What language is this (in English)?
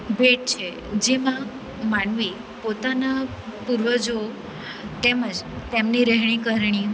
Gujarati